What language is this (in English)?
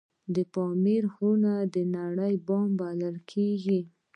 Pashto